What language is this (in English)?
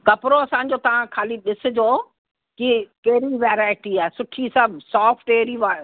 Sindhi